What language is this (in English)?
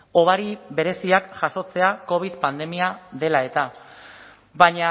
Basque